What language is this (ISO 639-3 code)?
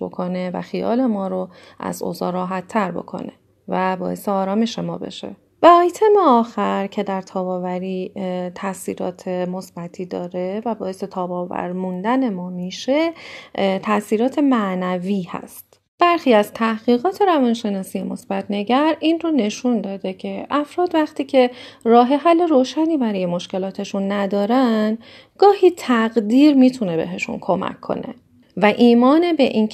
fas